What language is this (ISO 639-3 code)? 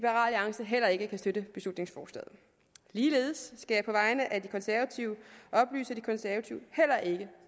dan